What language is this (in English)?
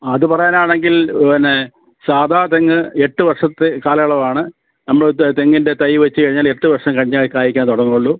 Malayalam